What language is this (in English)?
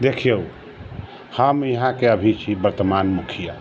Maithili